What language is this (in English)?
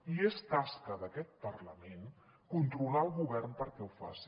Catalan